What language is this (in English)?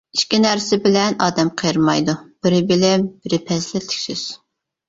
Uyghur